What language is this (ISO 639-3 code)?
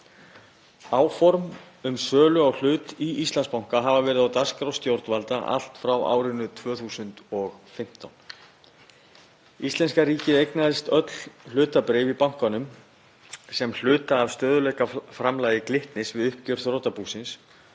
isl